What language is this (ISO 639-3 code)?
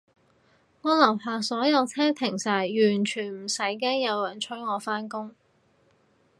yue